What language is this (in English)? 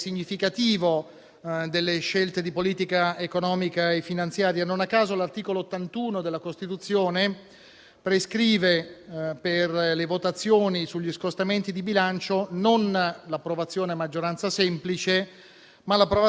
Italian